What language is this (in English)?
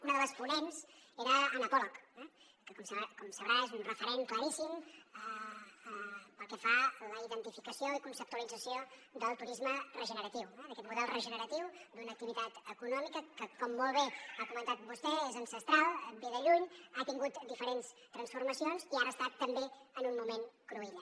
Catalan